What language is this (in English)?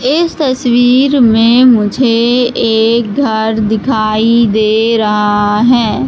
Hindi